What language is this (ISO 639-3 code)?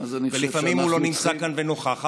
heb